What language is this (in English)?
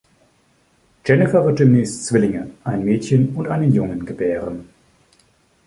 German